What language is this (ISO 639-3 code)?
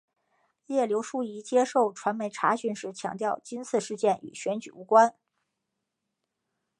zho